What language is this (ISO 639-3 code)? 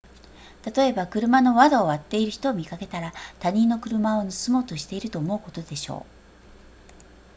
jpn